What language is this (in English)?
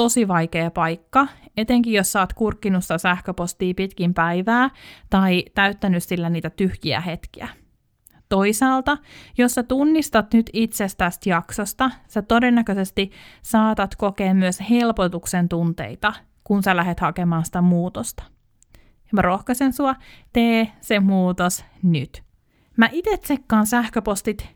Finnish